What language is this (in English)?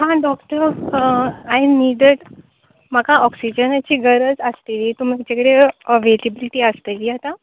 Konkani